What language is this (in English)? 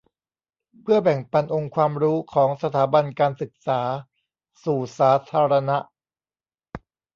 Thai